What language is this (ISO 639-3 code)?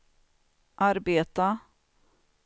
swe